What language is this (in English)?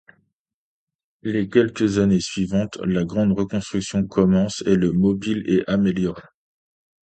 French